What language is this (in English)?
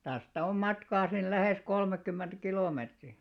Finnish